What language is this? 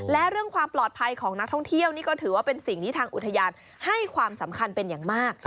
Thai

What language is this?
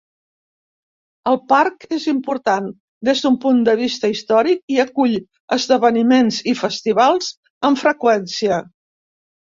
Catalan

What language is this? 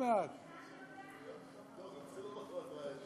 Hebrew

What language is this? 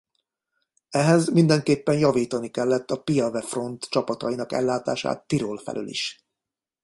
Hungarian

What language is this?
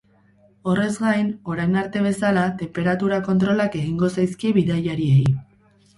Basque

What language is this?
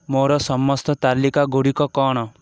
Odia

